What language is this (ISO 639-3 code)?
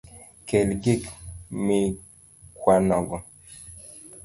luo